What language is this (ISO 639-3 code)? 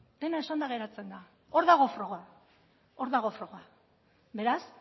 eus